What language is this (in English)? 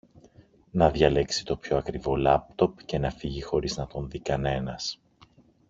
Greek